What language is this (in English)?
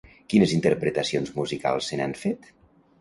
Catalan